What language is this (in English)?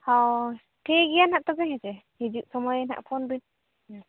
Santali